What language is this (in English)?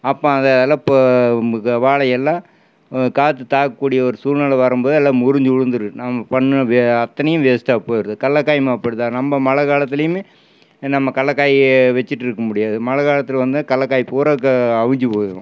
Tamil